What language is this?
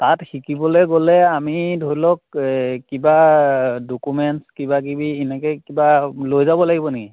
Assamese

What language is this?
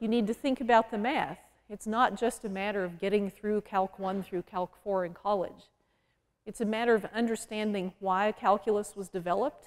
English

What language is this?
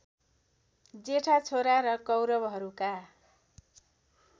Nepali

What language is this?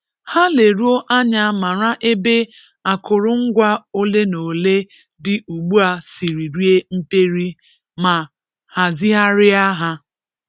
Igbo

